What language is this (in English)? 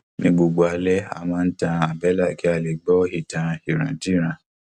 Yoruba